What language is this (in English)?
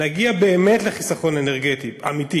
Hebrew